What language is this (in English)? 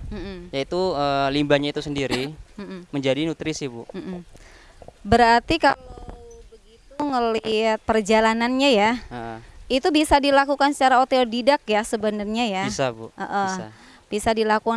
Indonesian